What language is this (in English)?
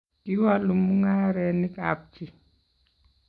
Kalenjin